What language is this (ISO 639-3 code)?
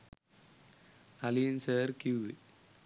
sin